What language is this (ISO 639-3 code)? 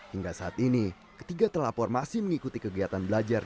ind